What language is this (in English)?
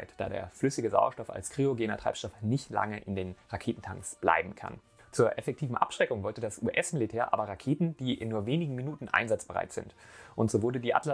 German